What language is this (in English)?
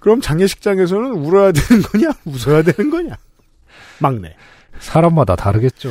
Korean